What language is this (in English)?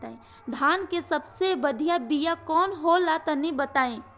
Bhojpuri